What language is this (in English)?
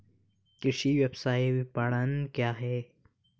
Hindi